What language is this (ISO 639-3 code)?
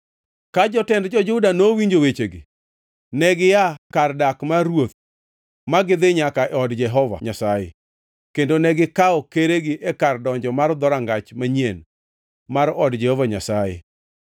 luo